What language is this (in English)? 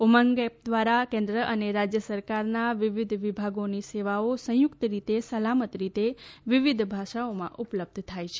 Gujarati